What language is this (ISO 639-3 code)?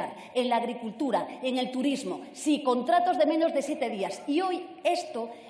spa